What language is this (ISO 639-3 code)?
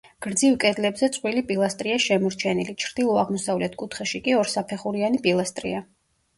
kat